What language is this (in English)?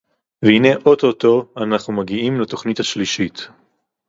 Hebrew